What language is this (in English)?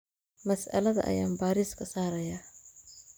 Somali